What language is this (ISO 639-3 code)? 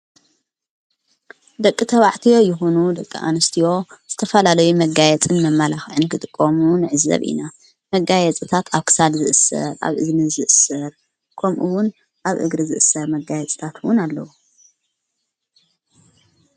tir